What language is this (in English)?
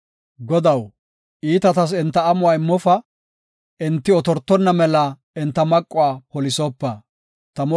Gofa